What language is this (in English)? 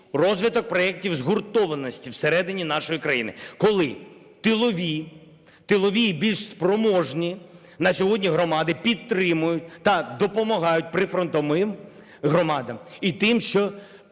Ukrainian